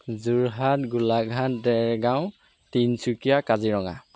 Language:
Assamese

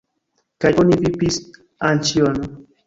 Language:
Esperanto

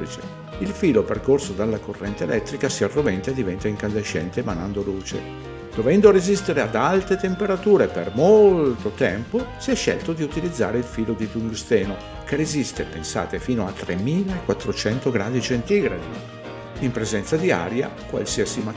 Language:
Italian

